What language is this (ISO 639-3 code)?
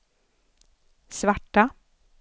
swe